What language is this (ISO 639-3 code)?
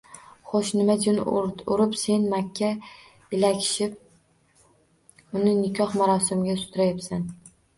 uzb